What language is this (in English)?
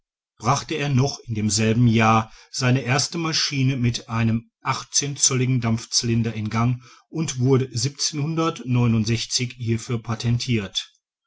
German